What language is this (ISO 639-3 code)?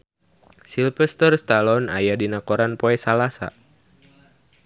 sun